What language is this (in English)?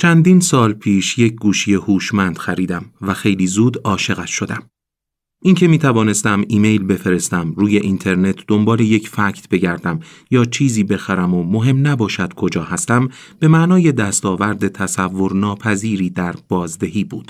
Persian